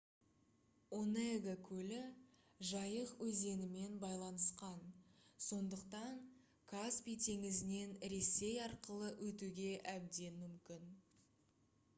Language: Kazakh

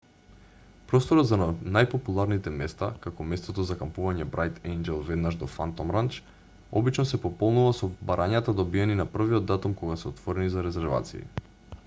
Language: Macedonian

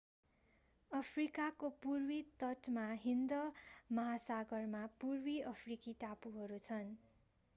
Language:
Nepali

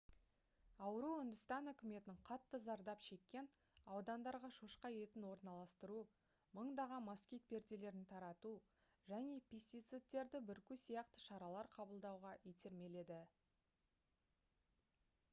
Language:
Kazakh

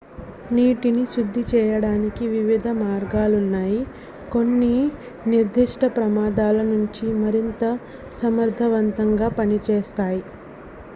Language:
Telugu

